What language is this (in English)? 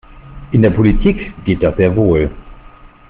German